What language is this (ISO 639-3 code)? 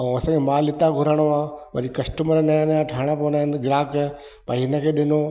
snd